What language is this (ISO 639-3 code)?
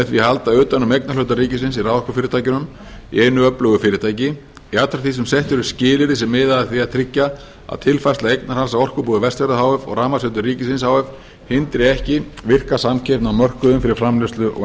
isl